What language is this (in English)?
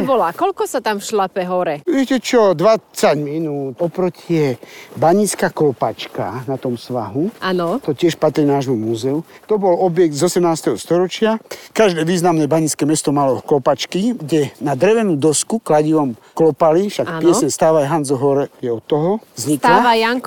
Slovak